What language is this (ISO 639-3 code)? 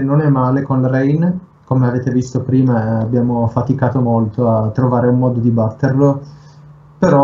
ita